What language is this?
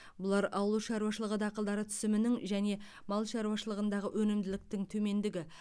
Kazakh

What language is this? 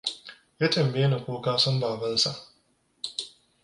Hausa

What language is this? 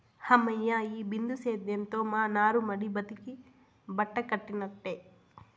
Telugu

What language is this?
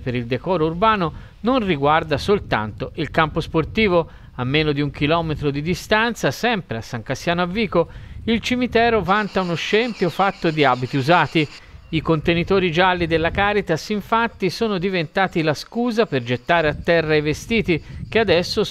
Italian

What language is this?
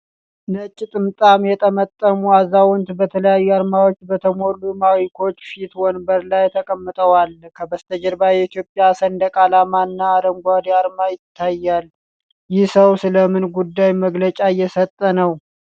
Amharic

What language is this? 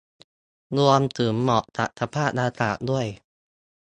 Thai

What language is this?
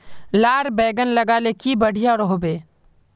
Magahi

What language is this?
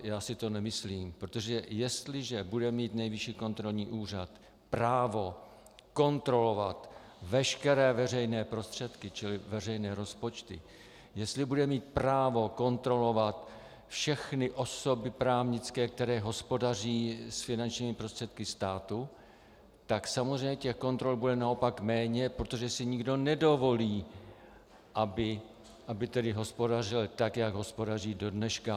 Czech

